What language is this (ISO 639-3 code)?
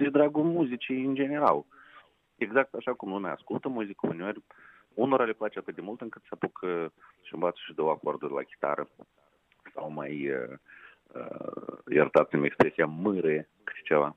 ron